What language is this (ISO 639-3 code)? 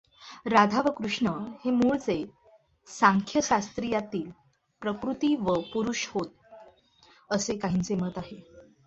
mar